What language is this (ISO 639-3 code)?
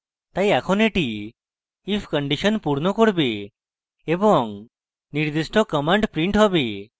ben